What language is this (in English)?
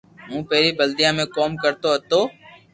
Loarki